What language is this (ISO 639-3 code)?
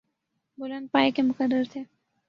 urd